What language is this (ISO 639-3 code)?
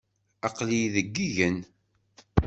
kab